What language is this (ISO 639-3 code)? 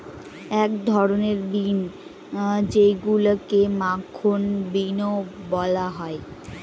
ben